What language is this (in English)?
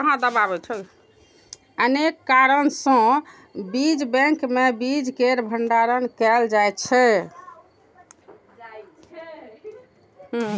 Maithili